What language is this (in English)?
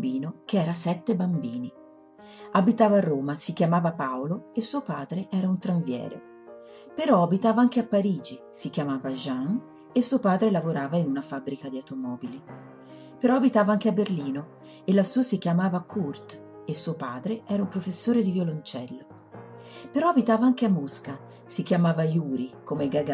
Italian